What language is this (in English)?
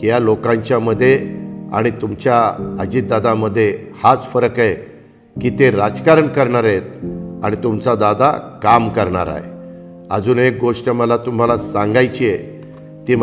Marathi